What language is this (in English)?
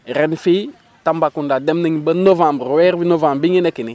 Wolof